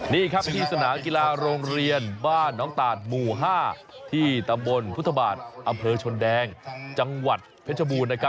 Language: Thai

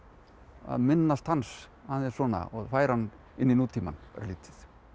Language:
Icelandic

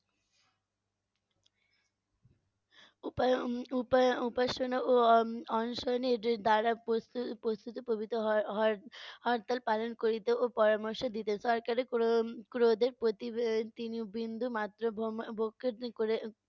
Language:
Bangla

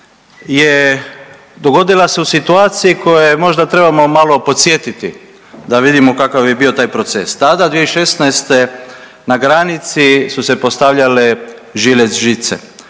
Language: Croatian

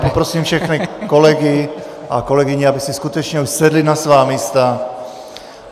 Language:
Czech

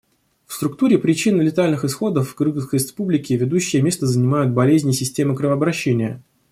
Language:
Russian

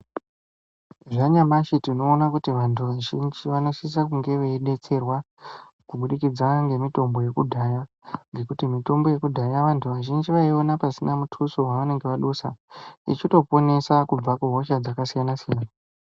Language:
Ndau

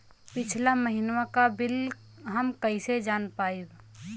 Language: Bhojpuri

